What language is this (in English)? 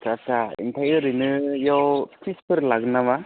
Bodo